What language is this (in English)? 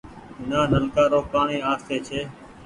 Goaria